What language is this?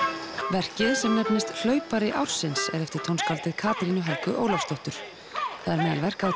Icelandic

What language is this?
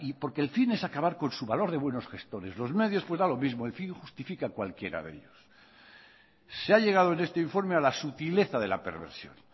Spanish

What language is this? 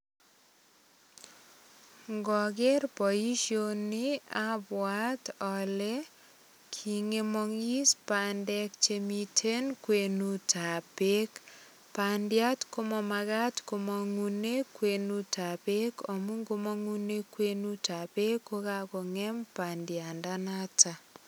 Kalenjin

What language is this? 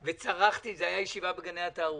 Hebrew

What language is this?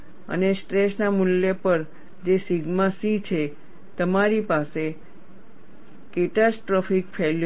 Gujarati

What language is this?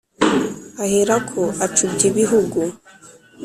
Kinyarwanda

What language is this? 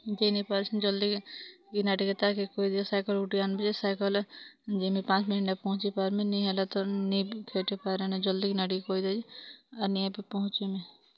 Odia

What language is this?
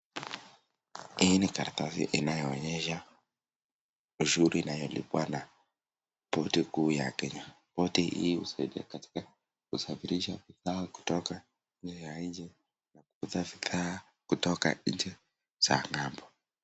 Swahili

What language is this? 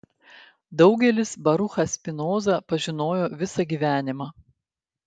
Lithuanian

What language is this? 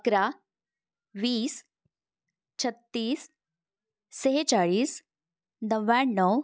Marathi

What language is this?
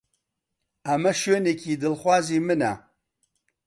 Central Kurdish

